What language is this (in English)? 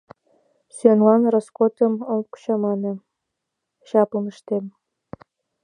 Mari